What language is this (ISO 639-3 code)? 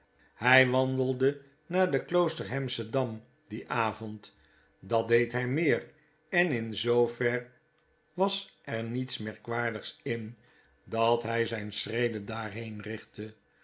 nld